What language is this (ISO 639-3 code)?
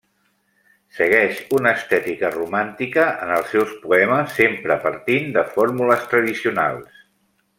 cat